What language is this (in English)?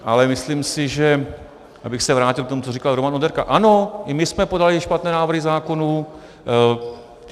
Czech